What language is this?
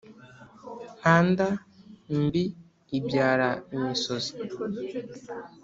Kinyarwanda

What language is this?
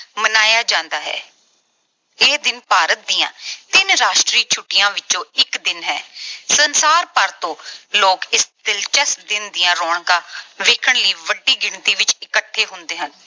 Punjabi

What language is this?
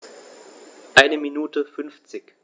German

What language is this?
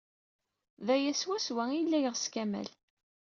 Kabyle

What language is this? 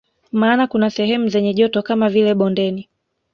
Swahili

